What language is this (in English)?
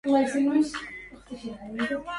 Arabic